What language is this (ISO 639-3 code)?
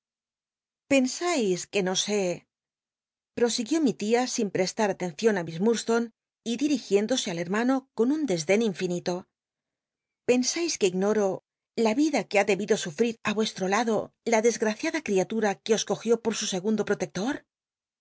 spa